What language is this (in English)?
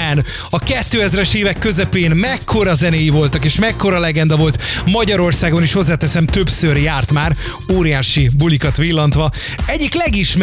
Hungarian